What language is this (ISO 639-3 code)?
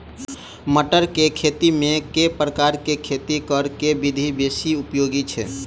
mai